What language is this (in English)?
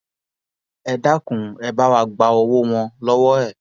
Yoruba